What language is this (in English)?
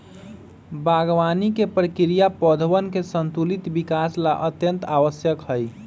Magahi